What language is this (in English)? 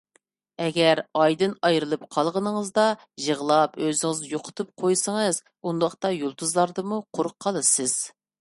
Uyghur